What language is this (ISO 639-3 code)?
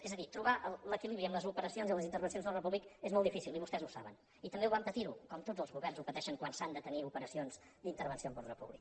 cat